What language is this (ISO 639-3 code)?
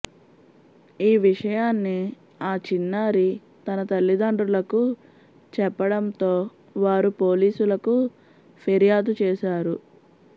tel